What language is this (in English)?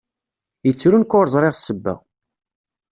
Kabyle